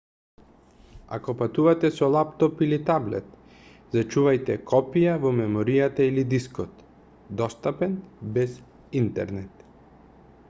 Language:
Macedonian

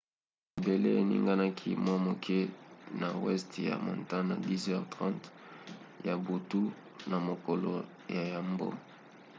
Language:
Lingala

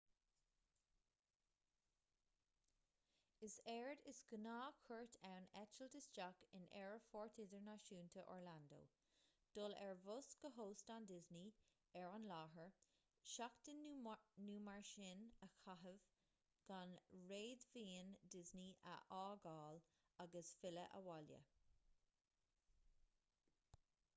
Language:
Irish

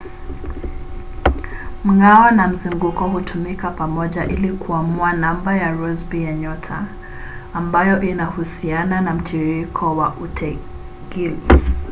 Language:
Swahili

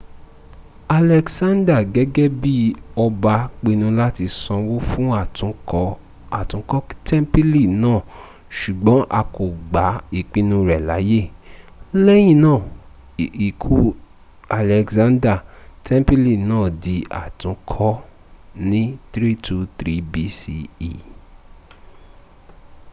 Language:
Yoruba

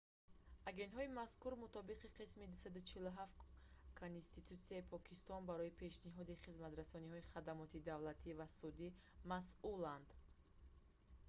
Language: Tajik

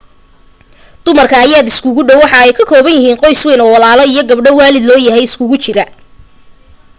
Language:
Somali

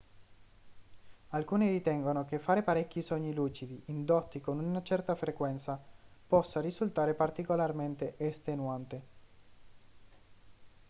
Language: Italian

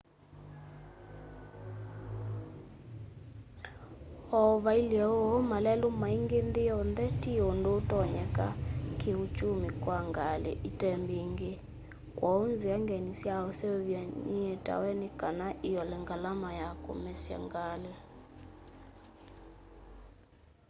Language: Kamba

